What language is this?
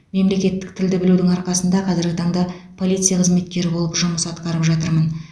Kazakh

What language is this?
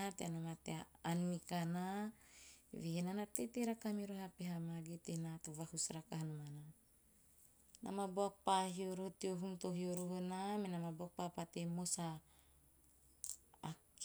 Teop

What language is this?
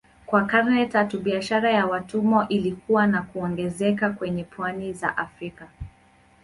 Swahili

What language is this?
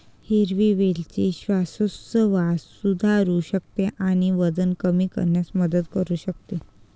Marathi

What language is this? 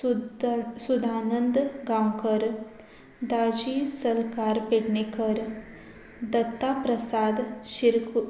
Konkani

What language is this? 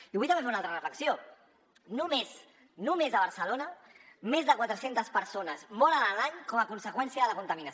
Catalan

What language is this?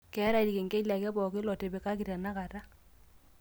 Masai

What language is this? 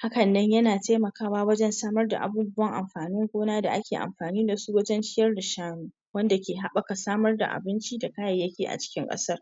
Hausa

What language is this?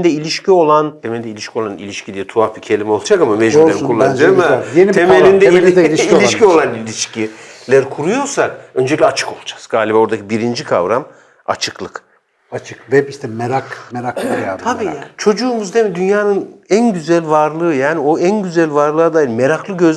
Turkish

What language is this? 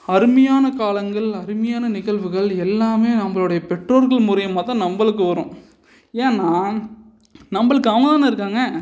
Tamil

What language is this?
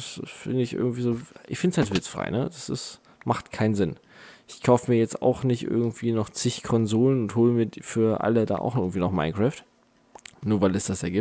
German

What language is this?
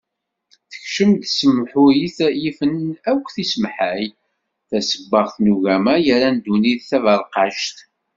Kabyle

